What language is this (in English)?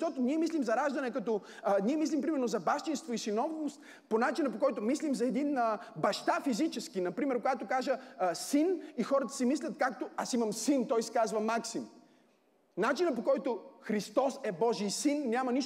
Bulgarian